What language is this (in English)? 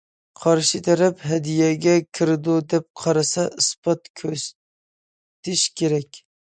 Uyghur